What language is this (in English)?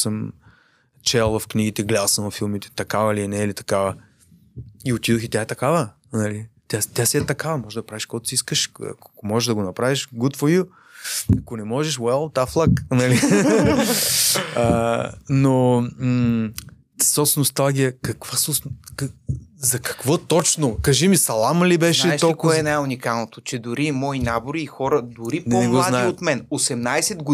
Bulgarian